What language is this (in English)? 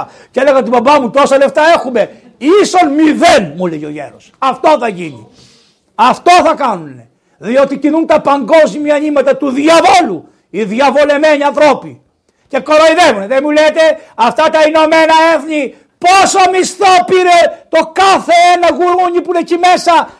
Greek